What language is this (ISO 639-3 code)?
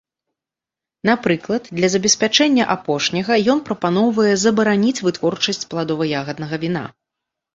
bel